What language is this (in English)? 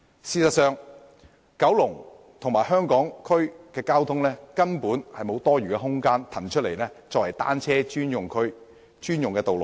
Cantonese